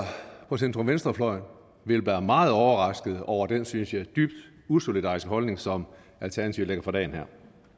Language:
Danish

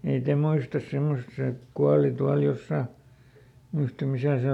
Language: Finnish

